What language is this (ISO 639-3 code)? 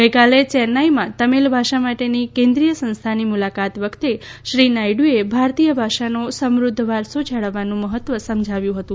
guj